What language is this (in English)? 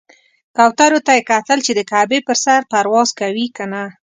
Pashto